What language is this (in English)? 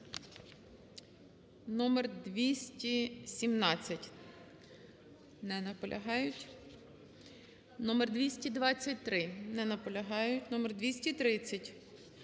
Ukrainian